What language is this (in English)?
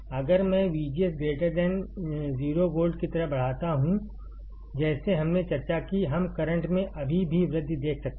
Hindi